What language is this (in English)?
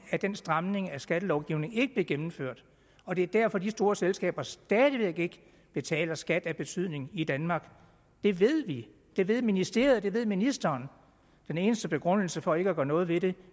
Danish